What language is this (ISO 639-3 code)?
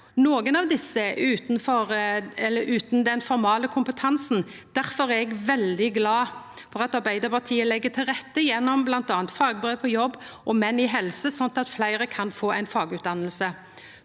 nor